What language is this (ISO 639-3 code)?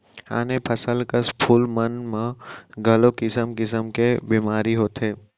hne